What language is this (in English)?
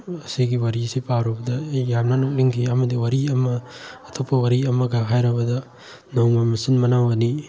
Manipuri